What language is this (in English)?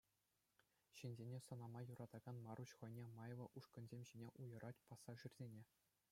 Chuvash